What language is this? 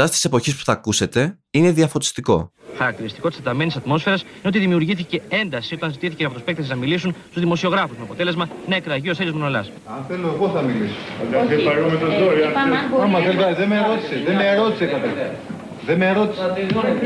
Greek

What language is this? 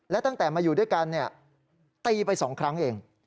Thai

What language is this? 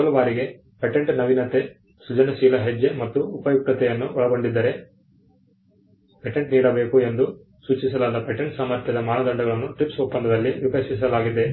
Kannada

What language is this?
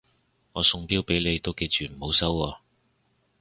Cantonese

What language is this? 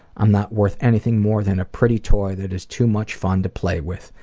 English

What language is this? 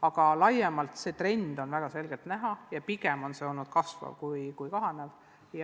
Estonian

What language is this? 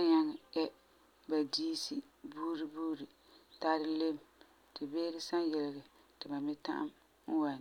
Frafra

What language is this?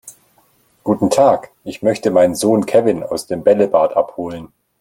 German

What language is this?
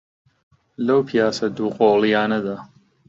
Central Kurdish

